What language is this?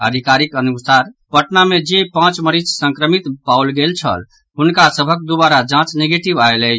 Maithili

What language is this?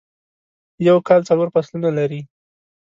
Pashto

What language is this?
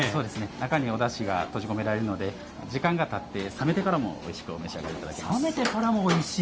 Japanese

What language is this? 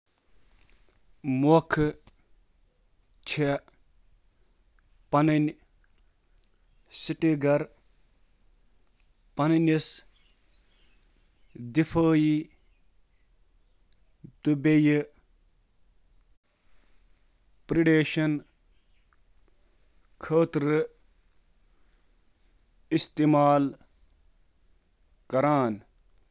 Kashmiri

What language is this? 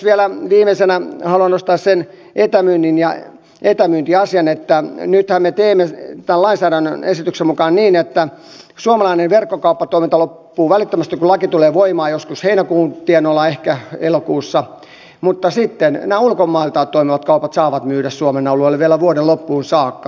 Finnish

